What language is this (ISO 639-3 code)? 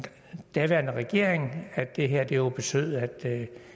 dan